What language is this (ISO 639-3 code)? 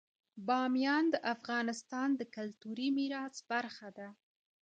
pus